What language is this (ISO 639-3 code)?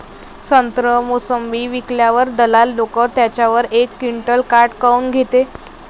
mar